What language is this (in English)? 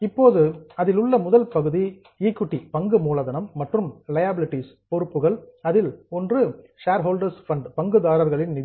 Tamil